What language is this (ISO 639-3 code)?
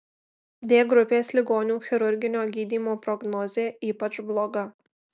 lit